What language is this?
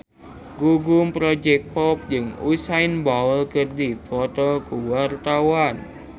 Sundanese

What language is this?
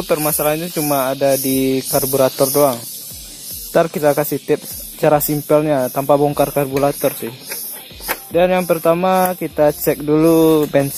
Indonesian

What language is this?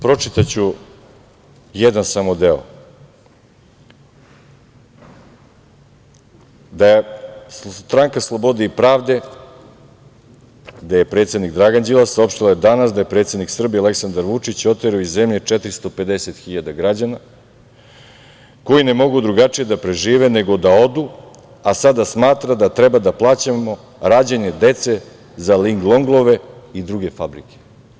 Serbian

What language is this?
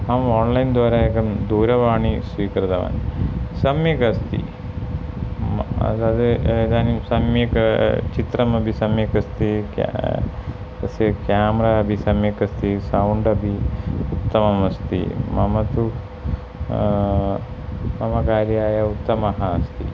Sanskrit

